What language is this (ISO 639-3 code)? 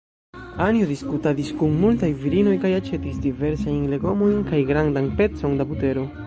epo